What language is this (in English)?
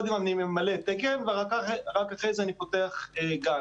Hebrew